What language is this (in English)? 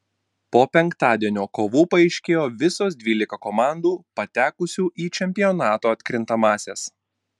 Lithuanian